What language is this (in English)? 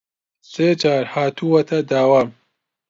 Central Kurdish